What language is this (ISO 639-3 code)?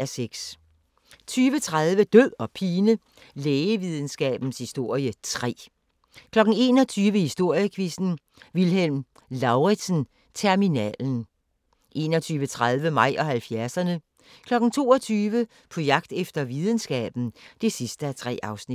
dan